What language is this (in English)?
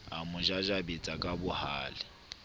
Southern Sotho